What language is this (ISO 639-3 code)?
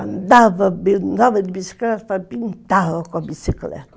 por